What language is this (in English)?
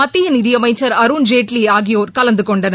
Tamil